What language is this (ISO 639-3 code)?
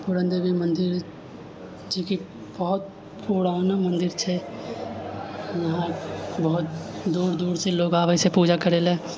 mai